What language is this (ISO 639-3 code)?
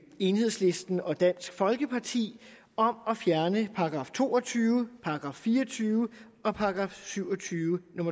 dan